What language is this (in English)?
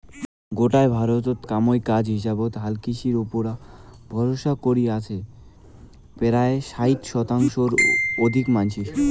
Bangla